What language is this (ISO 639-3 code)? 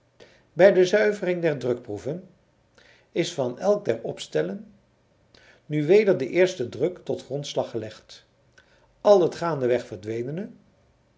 nld